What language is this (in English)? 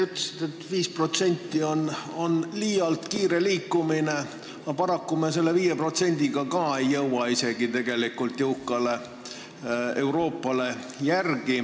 Estonian